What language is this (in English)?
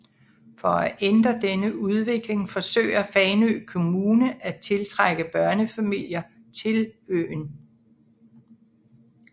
Danish